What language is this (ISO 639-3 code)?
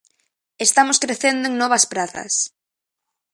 glg